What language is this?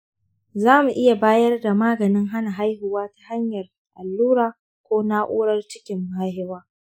Hausa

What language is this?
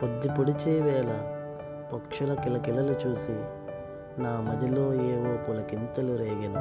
Telugu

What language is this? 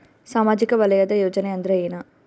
Kannada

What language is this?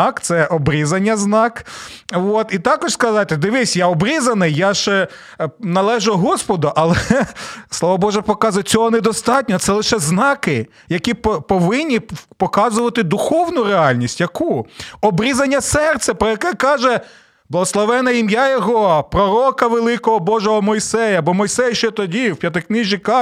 Ukrainian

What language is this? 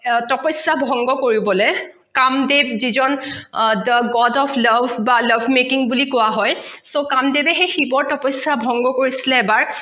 Assamese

